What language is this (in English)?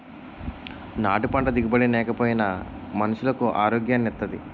Telugu